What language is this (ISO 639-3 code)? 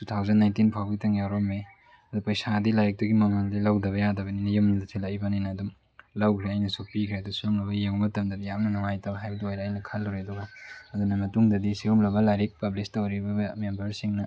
mni